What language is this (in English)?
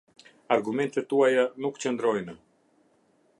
Albanian